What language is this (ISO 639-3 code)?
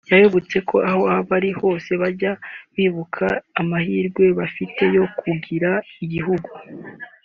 kin